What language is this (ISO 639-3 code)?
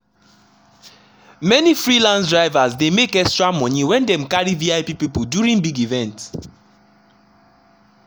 pcm